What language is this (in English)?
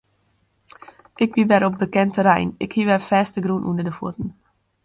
Western Frisian